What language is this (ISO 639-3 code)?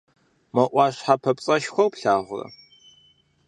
kbd